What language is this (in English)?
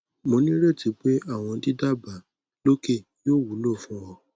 Yoruba